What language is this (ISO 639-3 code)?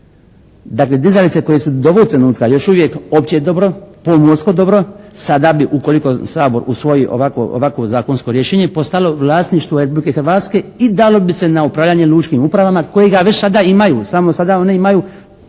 hrv